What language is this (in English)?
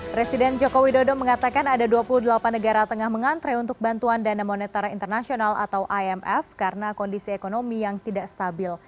Indonesian